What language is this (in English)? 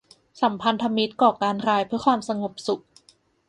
Thai